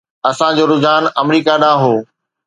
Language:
Sindhi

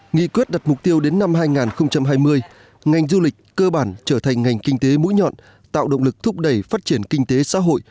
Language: Vietnamese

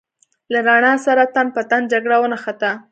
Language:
Pashto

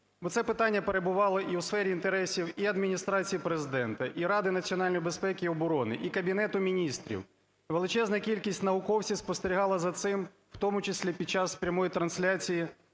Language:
Ukrainian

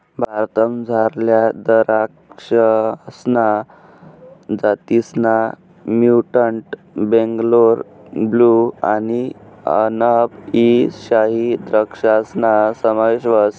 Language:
Marathi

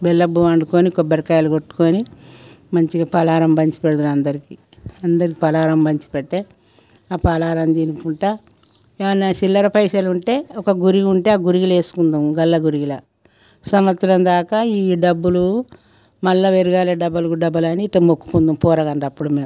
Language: Telugu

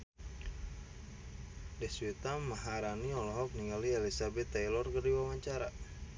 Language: Sundanese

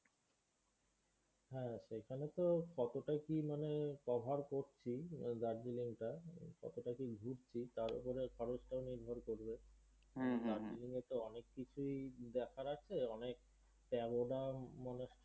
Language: Bangla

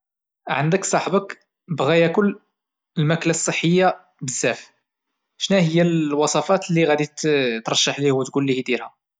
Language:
Moroccan Arabic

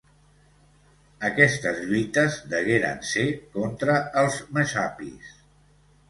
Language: Catalan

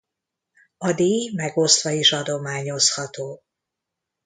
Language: Hungarian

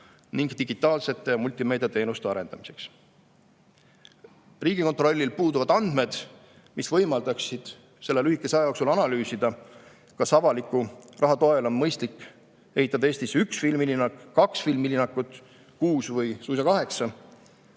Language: Estonian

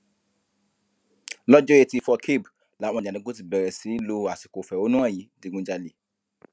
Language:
Yoruba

